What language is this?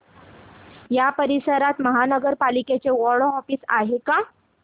Marathi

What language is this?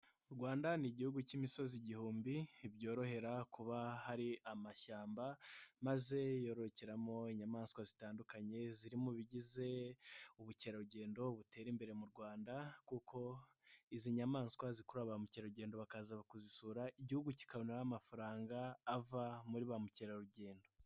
Kinyarwanda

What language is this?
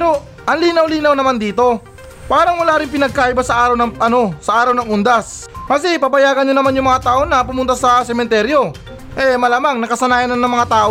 Filipino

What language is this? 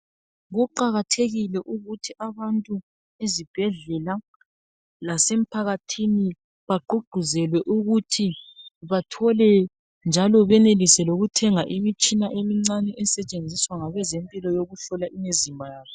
North Ndebele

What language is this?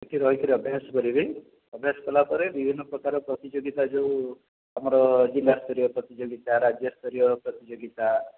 Odia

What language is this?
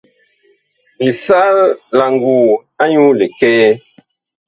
Bakoko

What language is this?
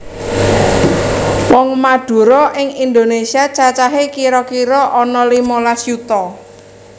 Javanese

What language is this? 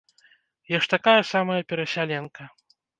Belarusian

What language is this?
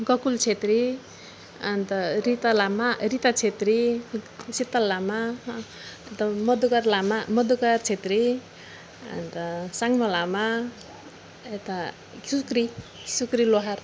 Nepali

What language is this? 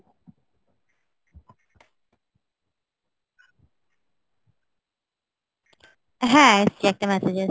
Bangla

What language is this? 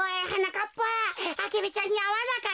Japanese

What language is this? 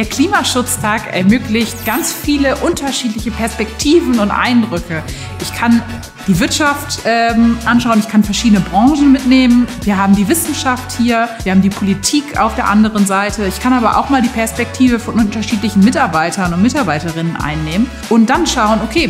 German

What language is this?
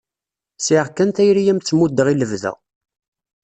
Kabyle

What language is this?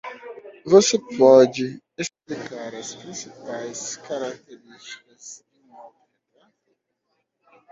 Portuguese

